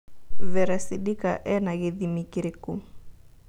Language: Kikuyu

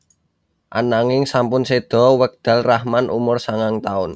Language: Javanese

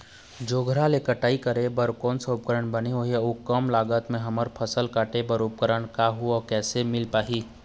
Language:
Chhattisgarhi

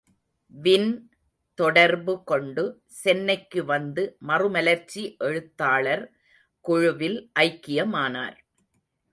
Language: Tamil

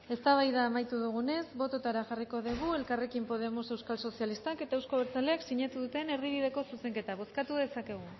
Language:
Basque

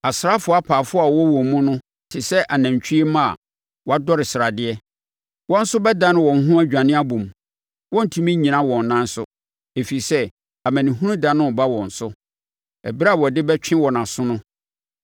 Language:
Akan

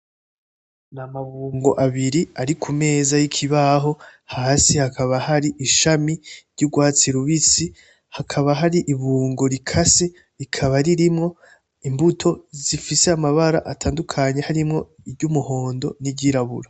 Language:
Rundi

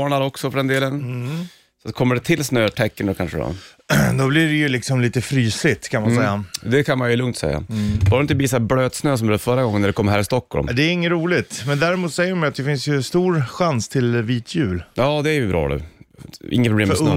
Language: Swedish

